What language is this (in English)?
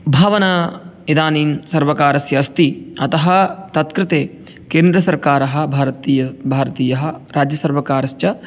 Sanskrit